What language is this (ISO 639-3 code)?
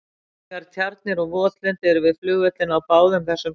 isl